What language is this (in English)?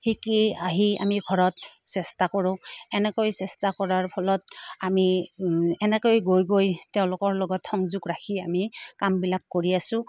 Assamese